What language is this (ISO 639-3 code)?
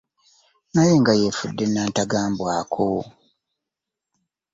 lug